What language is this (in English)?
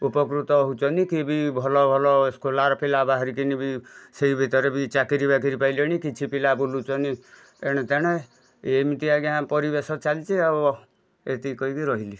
Odia